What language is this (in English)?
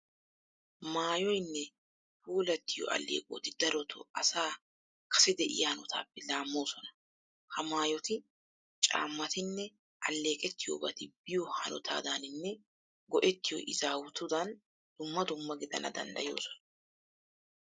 Wolaytta